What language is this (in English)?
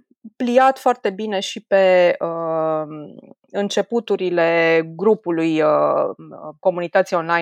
Romanian